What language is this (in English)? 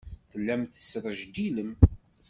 Kabyle